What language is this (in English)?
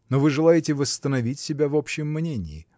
Russian